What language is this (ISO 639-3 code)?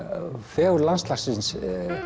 isl